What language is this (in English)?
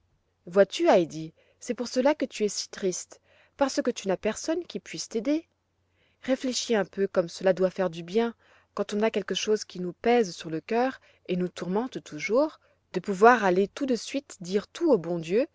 French